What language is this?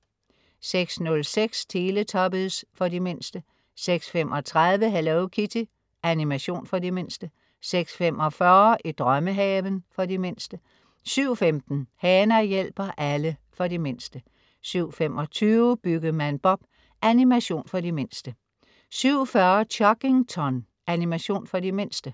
Danish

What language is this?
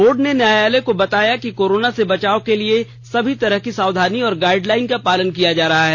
Hindi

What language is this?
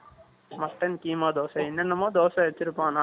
Tamil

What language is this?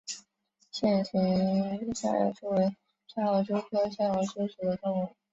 Chinese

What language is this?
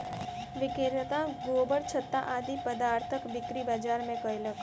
Maithili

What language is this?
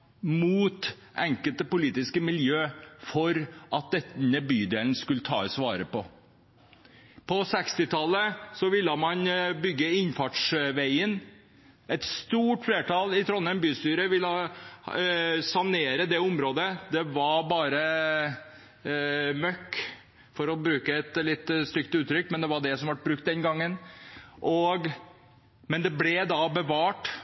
Norwegian Bokmål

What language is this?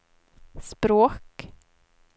Swedish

